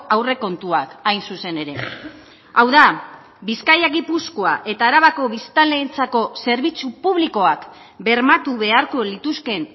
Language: Basque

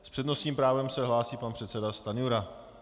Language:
Czech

